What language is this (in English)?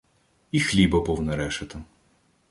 Ukrainian